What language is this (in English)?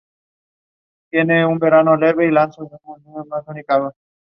Spanish